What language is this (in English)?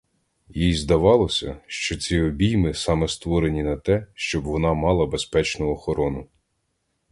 Ukrainian